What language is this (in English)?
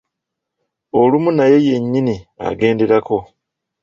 Ganda